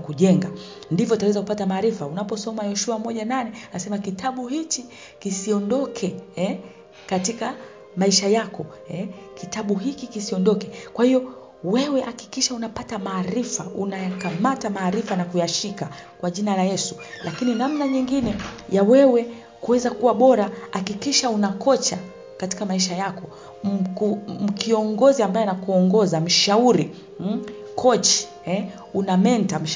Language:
Swahili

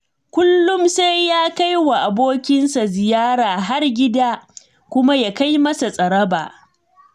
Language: Hausa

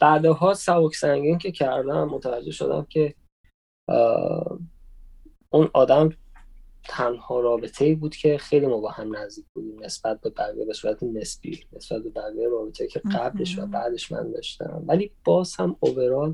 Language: Persian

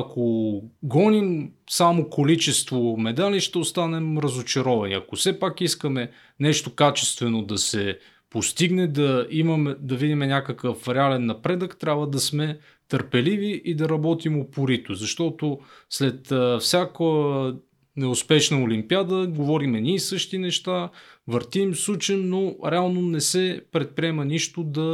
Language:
Bulgarian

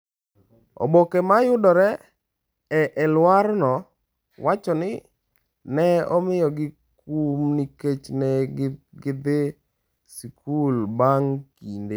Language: Luo (Kenya and Tanzania)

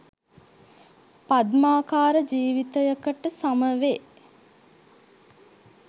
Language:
Sinhala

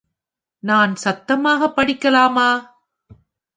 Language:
Tamil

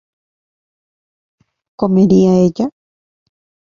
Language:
Spanish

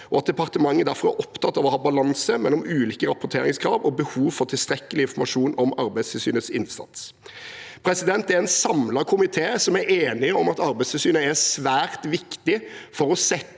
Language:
Norwegian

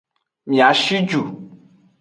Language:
Aja (Benin)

